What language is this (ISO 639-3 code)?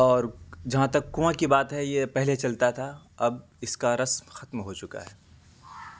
urd